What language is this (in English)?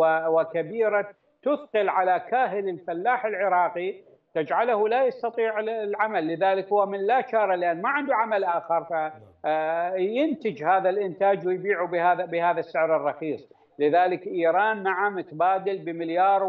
Arabic